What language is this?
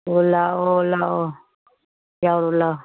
Manipuri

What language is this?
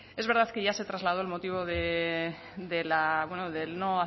Spanish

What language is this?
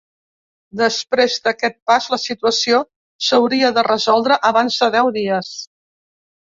Catalan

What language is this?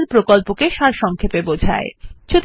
Bangla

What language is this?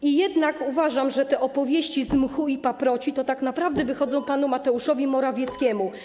Polish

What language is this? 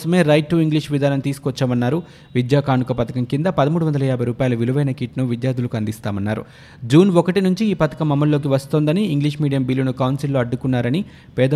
Telugu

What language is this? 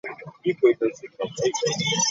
Ganda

